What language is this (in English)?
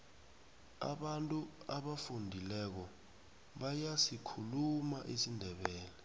South Ndebele